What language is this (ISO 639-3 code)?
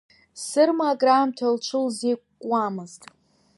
abk